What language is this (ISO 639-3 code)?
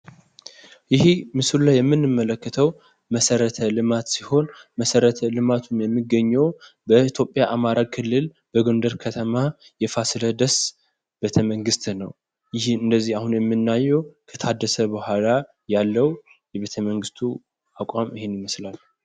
amh